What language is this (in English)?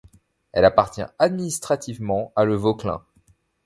French